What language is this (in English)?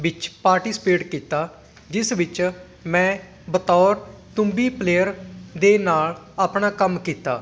Punjabi